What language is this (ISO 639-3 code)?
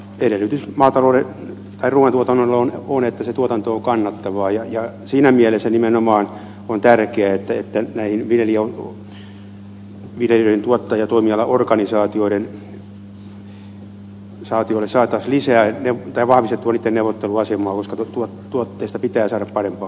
fin